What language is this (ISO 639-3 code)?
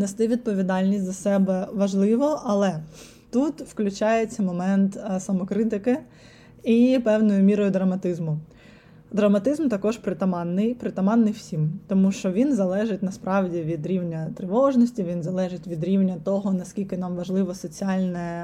ukr